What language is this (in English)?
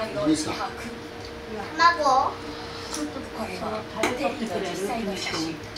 Japanese